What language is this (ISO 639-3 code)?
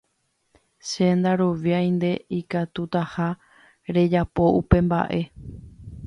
grn